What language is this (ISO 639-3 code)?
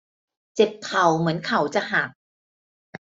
tha